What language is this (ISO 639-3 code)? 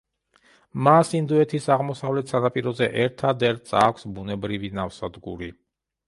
kat